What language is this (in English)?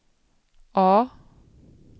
Swedish